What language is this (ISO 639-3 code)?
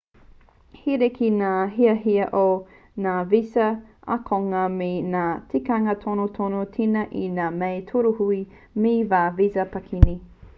mri